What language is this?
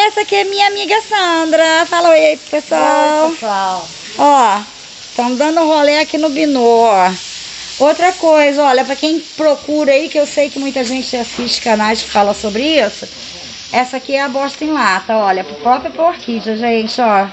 Portuguese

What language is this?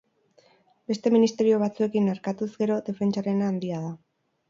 Basque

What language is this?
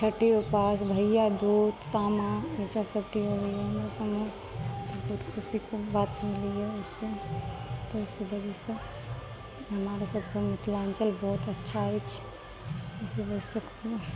Maithili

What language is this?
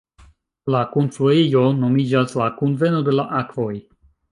Esperanto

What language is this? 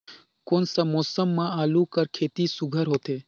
Chhattisgarhi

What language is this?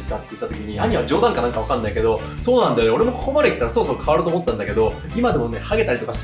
Japanese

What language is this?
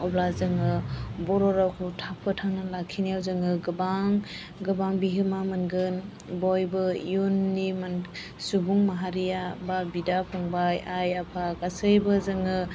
Bodo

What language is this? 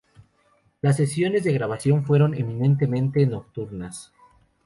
Spanish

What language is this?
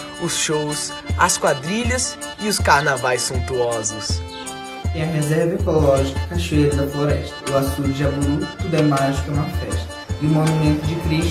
Portuguese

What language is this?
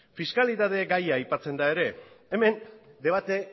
Basque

